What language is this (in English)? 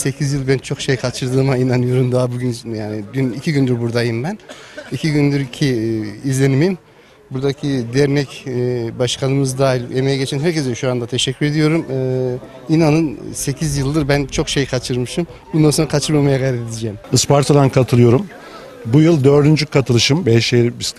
Turkish